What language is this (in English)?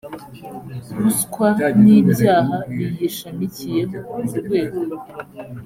Kinyarwanda